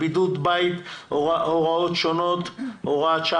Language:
Hebrew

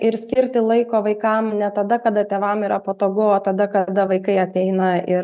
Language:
Lithuanian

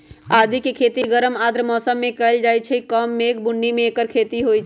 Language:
Magahi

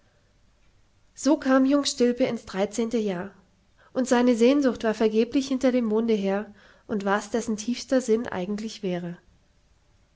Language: German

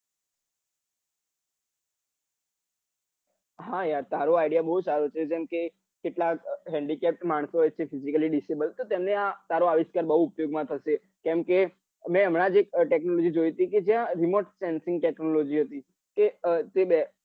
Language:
Gujarati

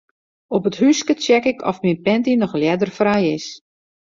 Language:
Western Frisian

